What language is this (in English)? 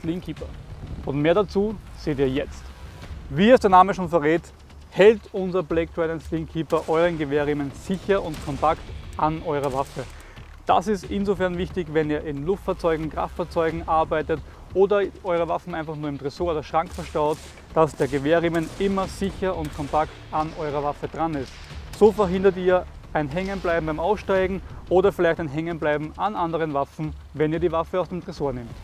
German